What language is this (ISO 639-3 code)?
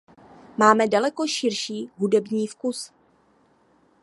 ces